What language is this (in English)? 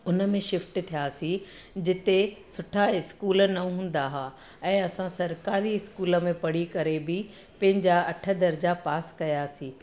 Sindhi